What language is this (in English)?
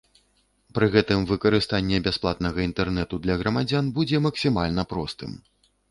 Belarusian